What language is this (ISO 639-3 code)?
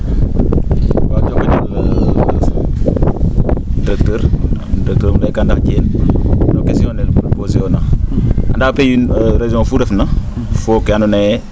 srr